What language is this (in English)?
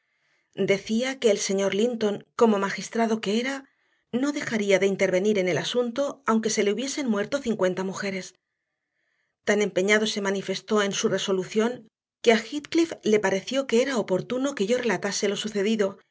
Spanish